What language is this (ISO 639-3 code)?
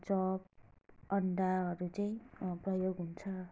nep